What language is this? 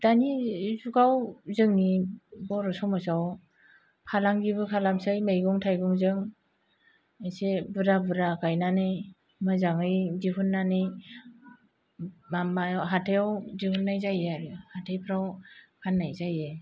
Bodo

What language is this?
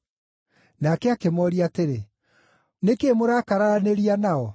Kikuyu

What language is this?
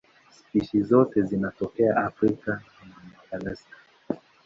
Swahili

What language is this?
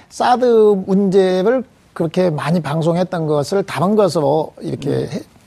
Korean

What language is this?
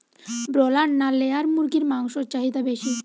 Bangla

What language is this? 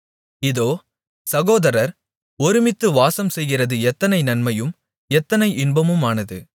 Tamil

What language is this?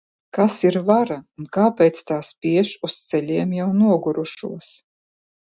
Latvian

